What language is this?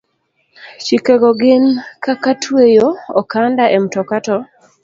Luo (Kenya and Tanzania)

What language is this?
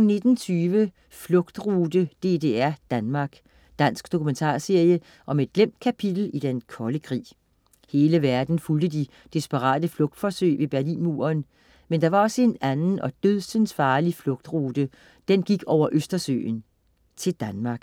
Danish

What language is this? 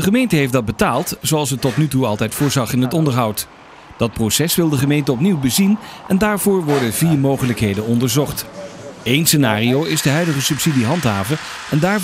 Dutch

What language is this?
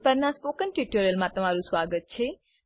Gujarati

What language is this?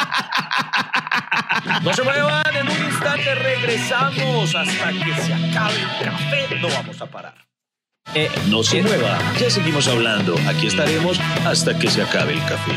Spanish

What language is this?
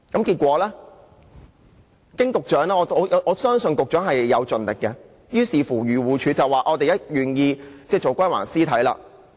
Cantonese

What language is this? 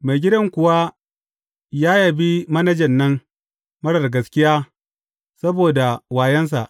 Hausa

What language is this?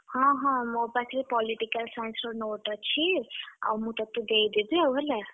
Odia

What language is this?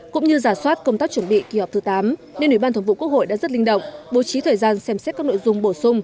Vietnamese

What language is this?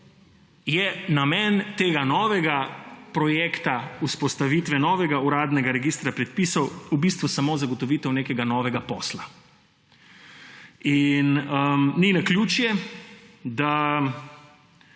Slovenian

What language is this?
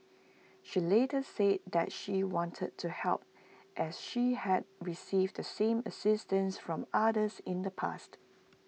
English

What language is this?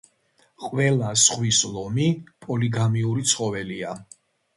Georgian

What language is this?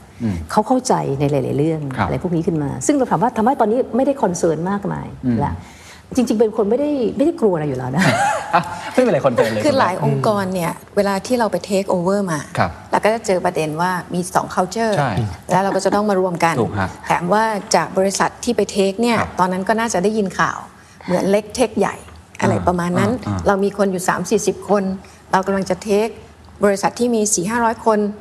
Thai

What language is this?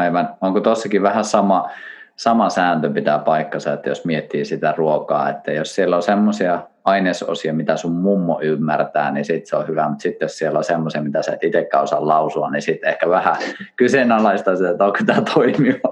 Finnish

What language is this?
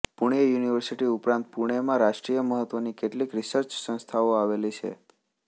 Gujarati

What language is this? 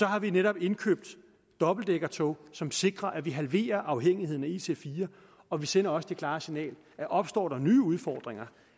Danish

